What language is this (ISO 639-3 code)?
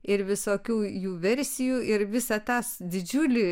lit